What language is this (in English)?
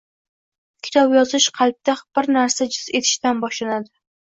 Uzbek